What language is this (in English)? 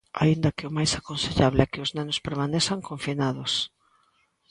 Galician